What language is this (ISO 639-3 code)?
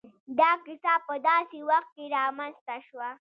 pus